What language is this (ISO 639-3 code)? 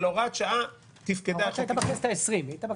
heb